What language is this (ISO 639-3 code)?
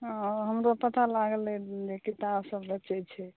mai